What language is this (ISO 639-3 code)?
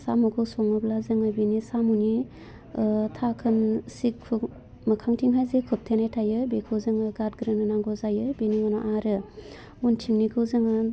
brx